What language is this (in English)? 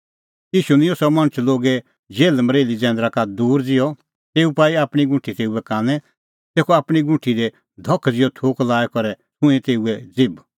Kullu Pahari